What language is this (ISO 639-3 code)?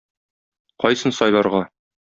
tat